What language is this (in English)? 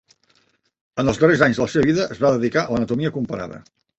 Catalan